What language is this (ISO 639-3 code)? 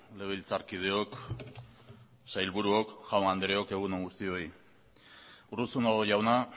eus